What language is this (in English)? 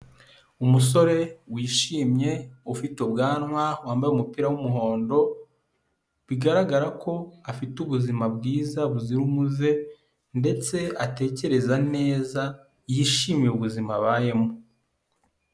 Kinyarwanda